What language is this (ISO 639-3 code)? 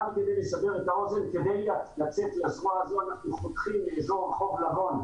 heb